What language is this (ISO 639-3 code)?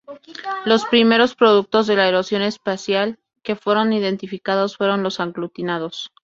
spa